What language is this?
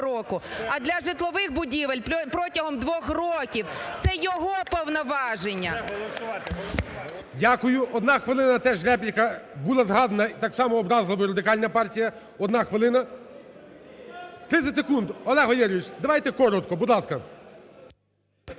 Ukrainian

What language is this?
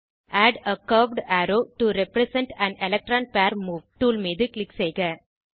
Tamil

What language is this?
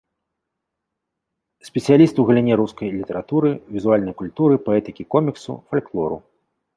Belarusian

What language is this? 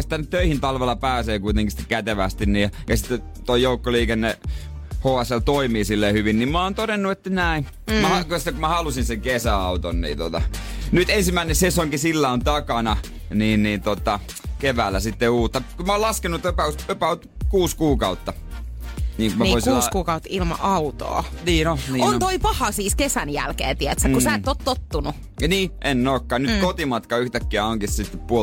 Finnish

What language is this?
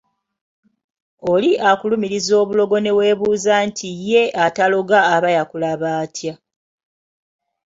Ganda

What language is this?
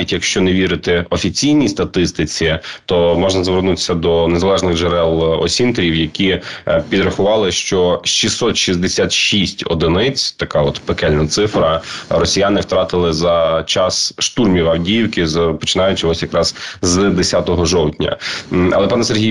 Ukrainian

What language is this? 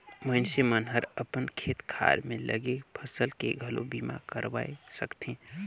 Chhattisgarhi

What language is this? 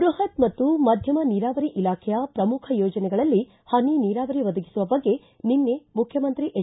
Kannada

